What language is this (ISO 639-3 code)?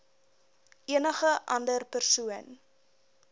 afr